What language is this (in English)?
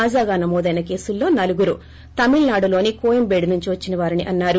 Telugu